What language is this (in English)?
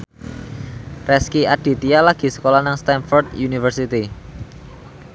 Javanese